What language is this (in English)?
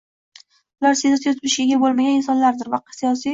Uzbek